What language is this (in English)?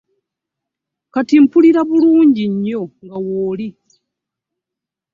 Ganda